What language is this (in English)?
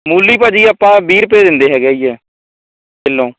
Punjabi